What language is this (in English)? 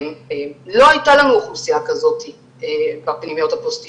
Hebrew